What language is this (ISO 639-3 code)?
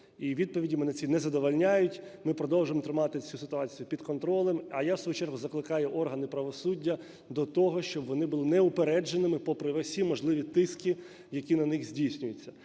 ukr